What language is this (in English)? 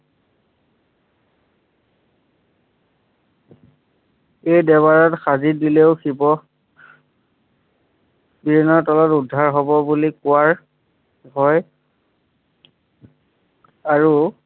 Assamese